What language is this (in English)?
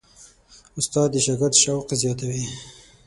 Pashto